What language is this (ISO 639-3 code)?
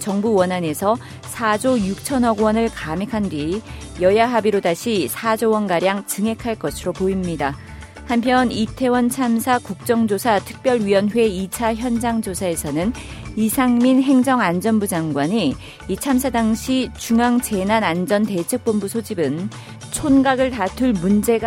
kor